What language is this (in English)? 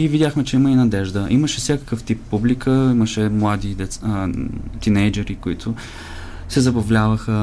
Bulgarian